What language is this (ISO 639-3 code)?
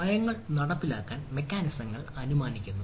mal